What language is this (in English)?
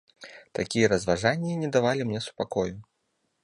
Belarusian